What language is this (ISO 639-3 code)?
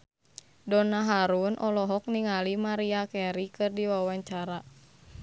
sun